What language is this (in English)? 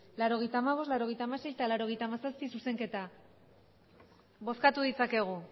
Basque